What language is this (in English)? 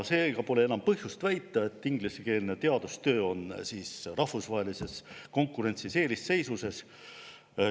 Estonian